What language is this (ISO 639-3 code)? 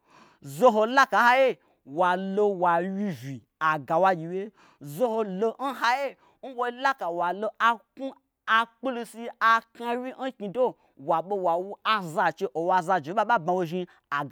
gbr